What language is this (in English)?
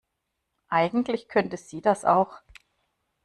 German